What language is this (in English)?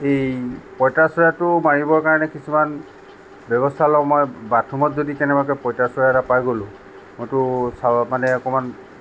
Assamese